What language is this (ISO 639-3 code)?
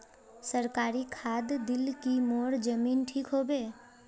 mag